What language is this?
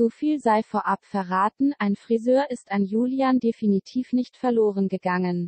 German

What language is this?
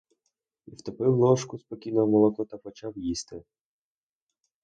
Ukrainian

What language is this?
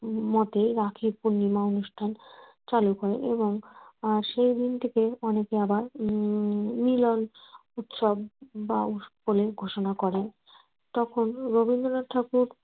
Bangla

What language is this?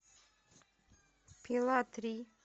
Russian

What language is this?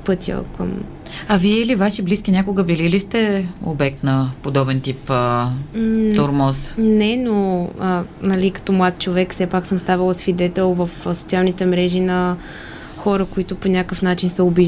Bulgarian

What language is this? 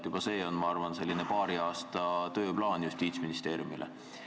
Estonian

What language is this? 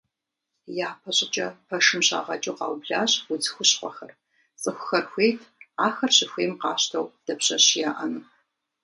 Kabardian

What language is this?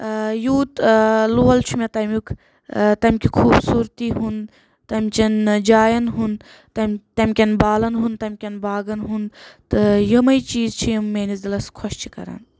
Kashmiri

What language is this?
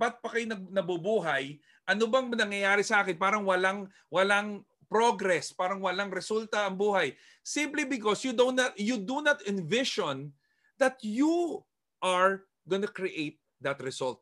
Filipino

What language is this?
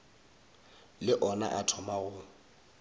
Northern Sotho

